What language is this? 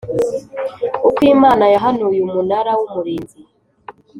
Kinyarwanda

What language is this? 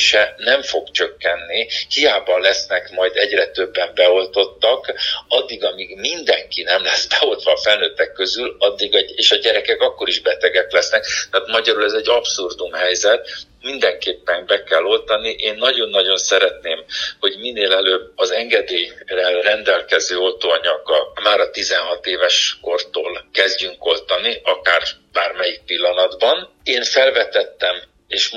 Hungarian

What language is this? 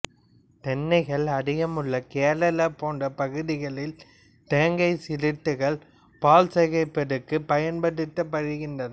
Tamil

